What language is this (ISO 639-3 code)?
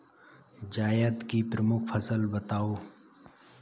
hin